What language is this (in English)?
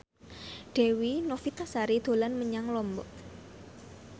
Javanese